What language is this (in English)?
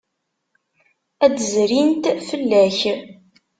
Kabyle